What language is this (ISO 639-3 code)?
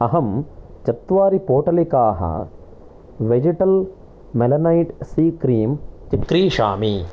san